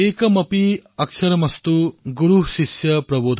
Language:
Assamese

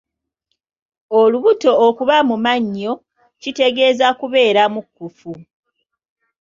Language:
Ganda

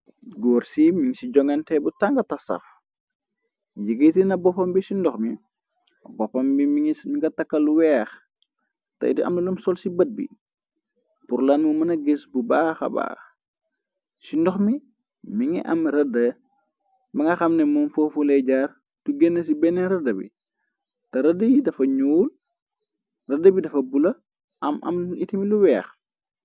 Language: Wolof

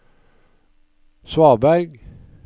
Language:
Norwegian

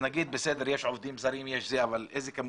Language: Hebrew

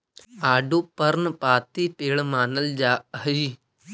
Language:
Magahi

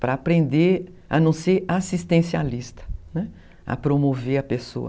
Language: Portuguese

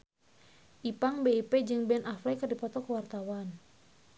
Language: Sundanese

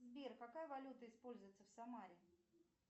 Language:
Russian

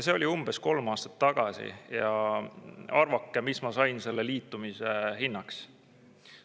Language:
Estonian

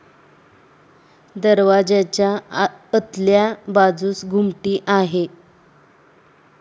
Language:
Marathi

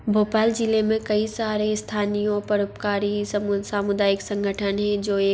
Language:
Hindi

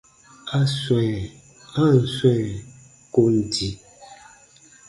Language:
Baatonum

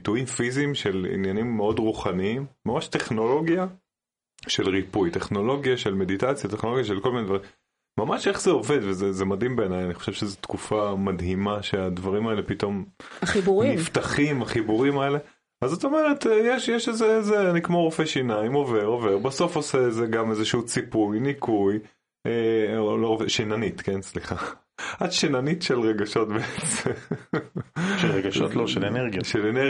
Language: Hebrew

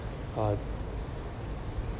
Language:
English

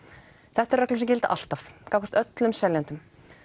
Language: Icelandic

